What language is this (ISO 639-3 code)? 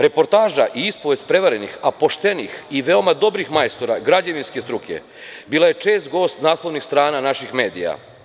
srp